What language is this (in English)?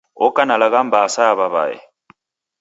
Taita